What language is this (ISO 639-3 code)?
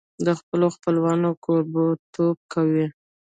pus